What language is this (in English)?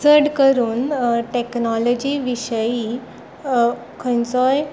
Konkani